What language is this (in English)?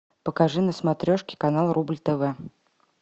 Russian